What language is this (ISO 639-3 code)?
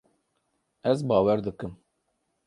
kur